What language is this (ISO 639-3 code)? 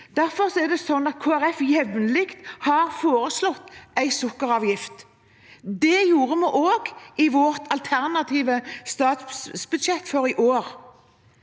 nor